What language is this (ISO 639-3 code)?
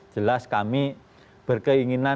ind